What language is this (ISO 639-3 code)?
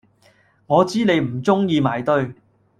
yue